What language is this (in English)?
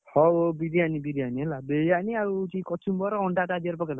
Odia